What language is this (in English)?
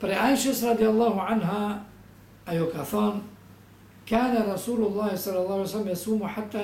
Romanian